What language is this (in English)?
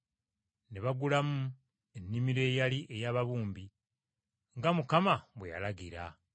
Ganda